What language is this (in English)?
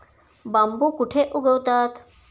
Marathi